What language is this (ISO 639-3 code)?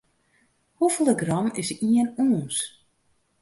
fry